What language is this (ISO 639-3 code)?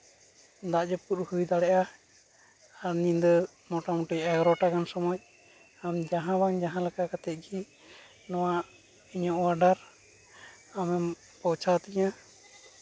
sat